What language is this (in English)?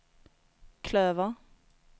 Swedish